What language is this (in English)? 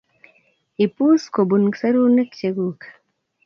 Kalenjin